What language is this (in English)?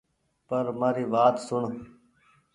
Goaria